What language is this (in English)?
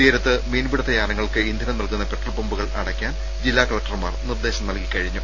Malayalam